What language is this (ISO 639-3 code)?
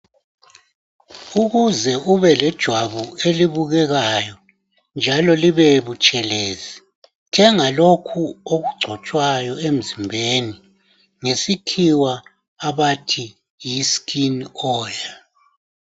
nde